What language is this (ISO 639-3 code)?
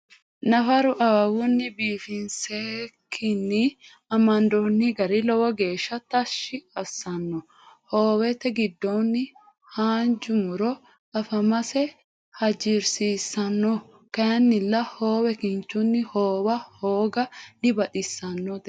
sid